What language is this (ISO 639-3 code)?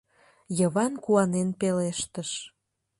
chm